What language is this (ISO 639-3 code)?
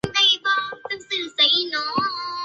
zho